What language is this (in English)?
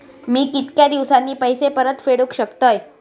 Marathi